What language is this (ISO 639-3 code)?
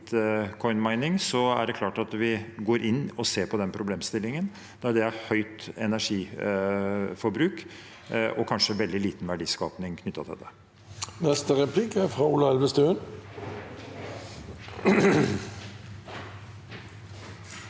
nor